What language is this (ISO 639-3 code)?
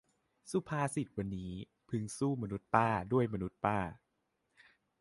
tha